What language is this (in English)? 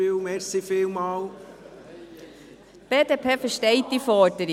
Swiss German